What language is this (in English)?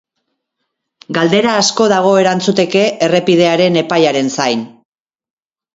Basque